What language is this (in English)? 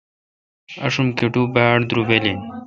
Kalkoti